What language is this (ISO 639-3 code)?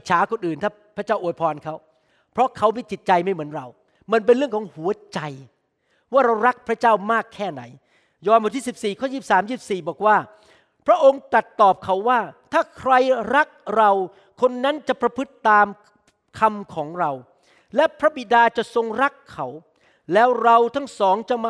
tha